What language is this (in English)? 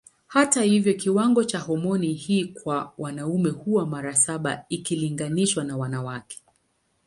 Swahili